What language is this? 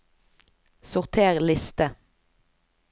Norwegian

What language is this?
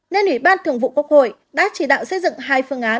Vietnamese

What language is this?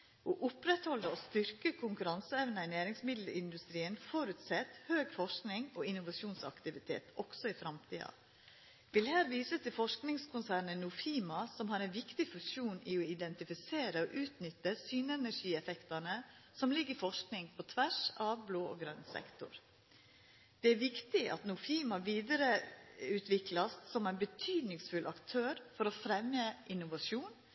Norwegian Nynorsk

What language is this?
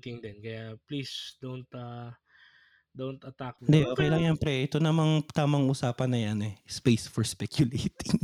Filipino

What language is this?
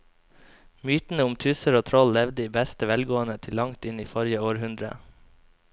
Norwegian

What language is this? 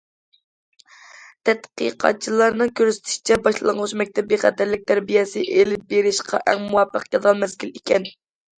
Uyghur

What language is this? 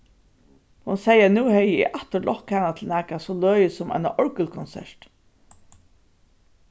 Faroese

